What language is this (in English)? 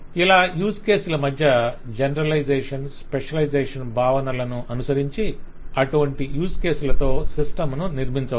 Telugu